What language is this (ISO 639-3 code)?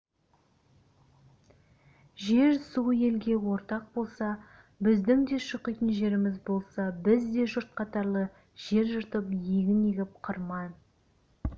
kaz